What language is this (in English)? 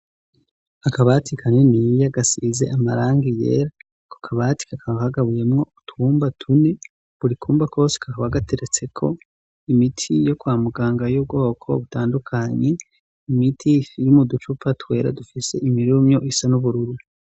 Rundi